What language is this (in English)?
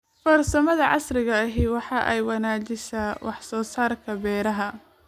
Somali